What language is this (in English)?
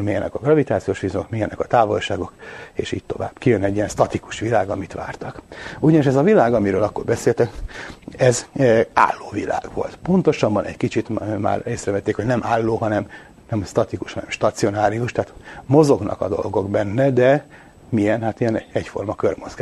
Hungarian